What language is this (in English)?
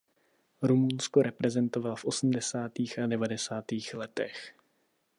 Czech